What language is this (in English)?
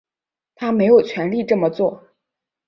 Chinese